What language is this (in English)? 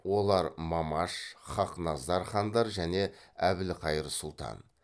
Kazakh